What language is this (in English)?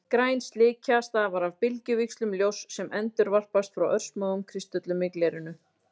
Icelandic